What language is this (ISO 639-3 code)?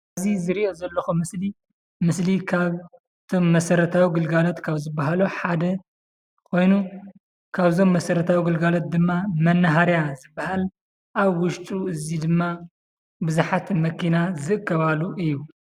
tir